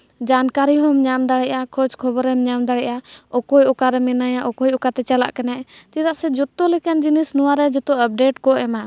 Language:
Santali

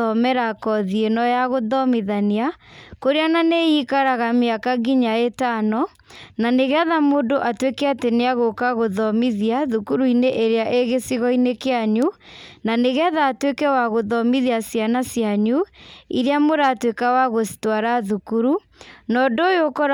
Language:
Kikuyu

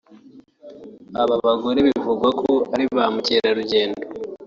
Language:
Kinyarwanda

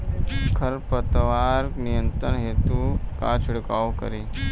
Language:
Bhojpuri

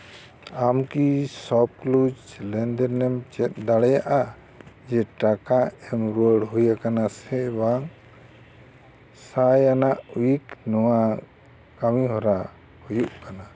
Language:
Santali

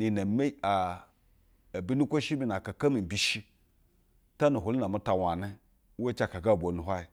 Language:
Basa (Nigeria)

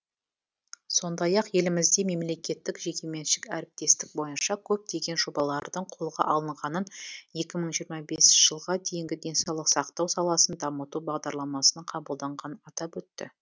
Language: Kazakh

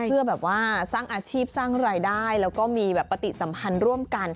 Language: Thai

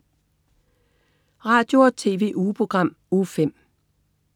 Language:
Danish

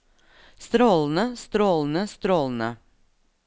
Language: Norwegian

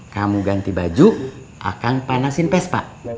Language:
Indonesian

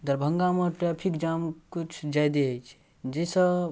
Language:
Maithili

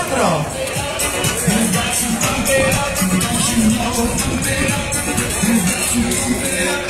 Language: Greek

